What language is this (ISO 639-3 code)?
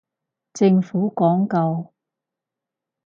yue